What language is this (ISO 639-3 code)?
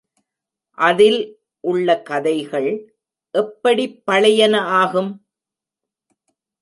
tam